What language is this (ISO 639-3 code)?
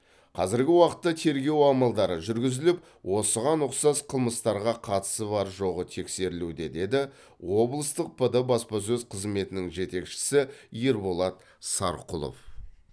kaz